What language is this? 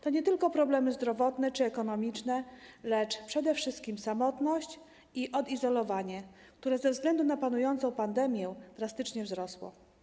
Polish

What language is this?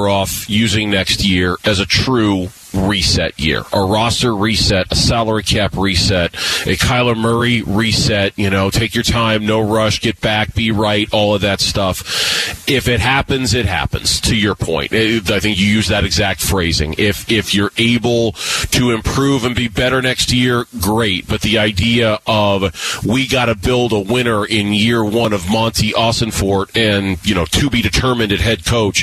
English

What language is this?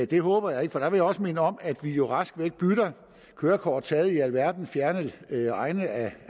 Danish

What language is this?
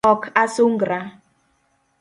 Luo (Kenya and Tanzania)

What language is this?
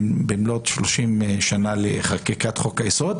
Hebrew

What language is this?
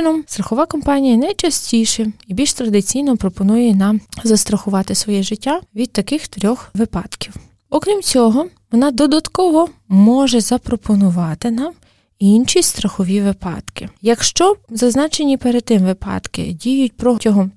Ukrainian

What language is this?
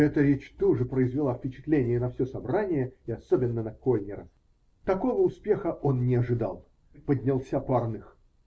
Russian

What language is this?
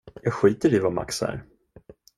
Swedish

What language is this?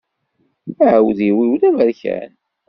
Kabyle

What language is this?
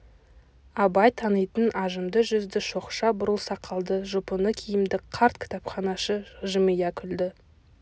Kazakh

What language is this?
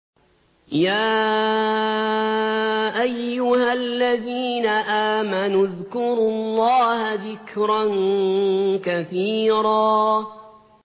Arabic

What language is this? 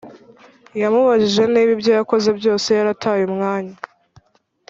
Kinyarwanda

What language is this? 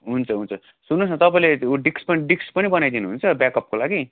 Nepali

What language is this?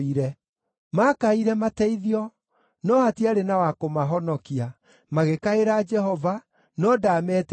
Kikuyu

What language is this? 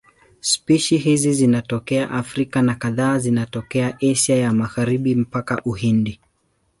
Swahili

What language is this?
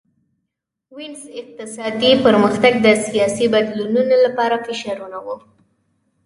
Pashto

